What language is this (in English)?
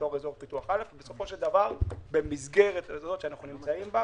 Hebrew